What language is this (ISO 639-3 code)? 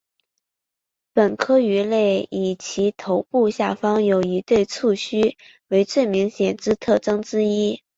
zho